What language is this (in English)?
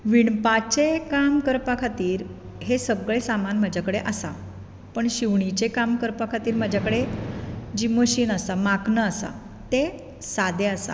Konkani